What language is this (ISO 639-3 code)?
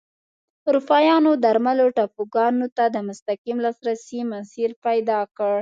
pus